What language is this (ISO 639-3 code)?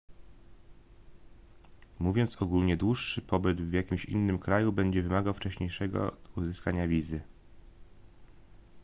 pol